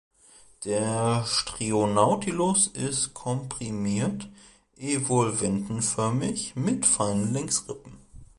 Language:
German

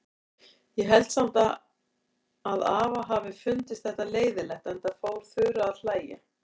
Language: Icelandic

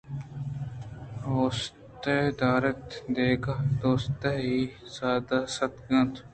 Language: Eastern Balochi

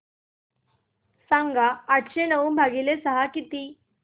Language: Marathi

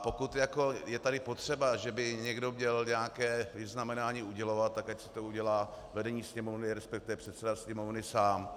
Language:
Czech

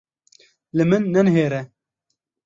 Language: Kurdish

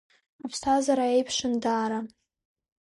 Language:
Abkhazian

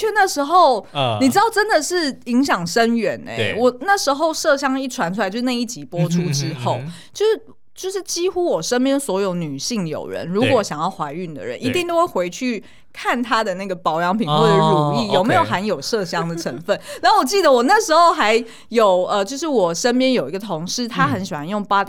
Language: Chinese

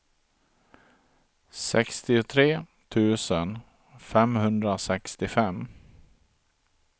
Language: Swedish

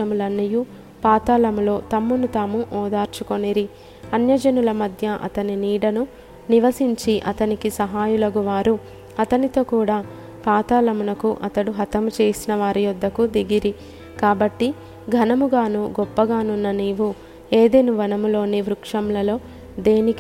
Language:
Telugu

